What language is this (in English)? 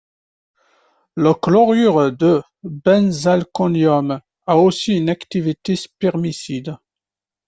French